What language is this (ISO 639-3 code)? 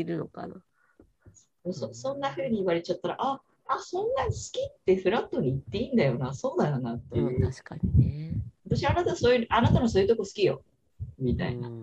jpn